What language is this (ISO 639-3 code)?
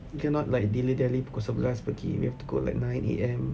eng